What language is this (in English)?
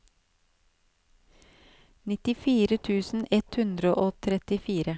Norwegian